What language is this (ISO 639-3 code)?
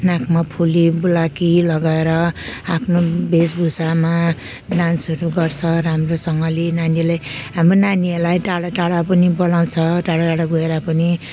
nep